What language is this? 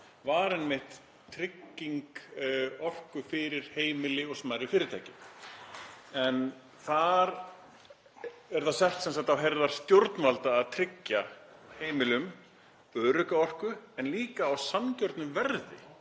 Icelandic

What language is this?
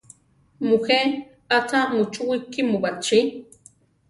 Central Tarahumara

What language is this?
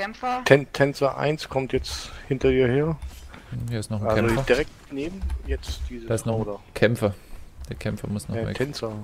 German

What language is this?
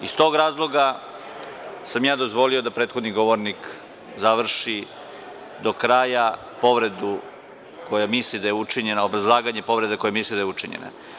Serbian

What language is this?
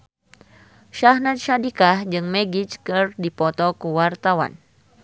Sundanese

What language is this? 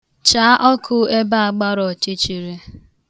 Igbo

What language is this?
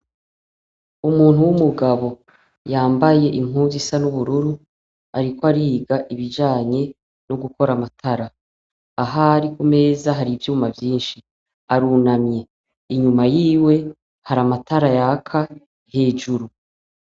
Rundi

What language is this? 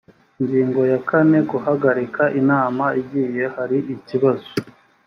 Kinyarwanda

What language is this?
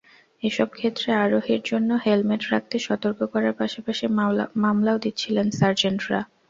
Bangla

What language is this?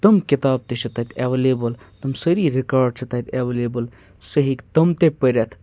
Kashmiri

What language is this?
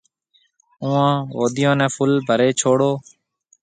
Marwari (Pakistan)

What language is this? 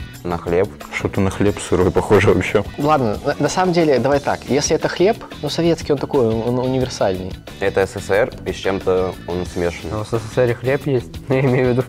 Russian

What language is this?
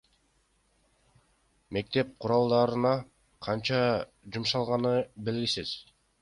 Kyrgyz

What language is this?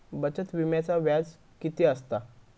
Marathi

